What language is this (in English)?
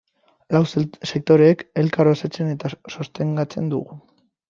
Basque